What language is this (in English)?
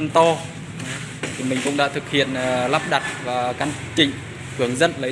Vietnamese